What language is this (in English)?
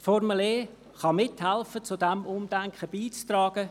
Swiss German